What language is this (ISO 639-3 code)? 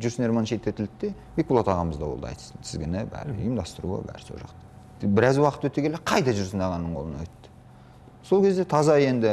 kaz